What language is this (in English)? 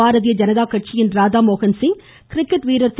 Tamil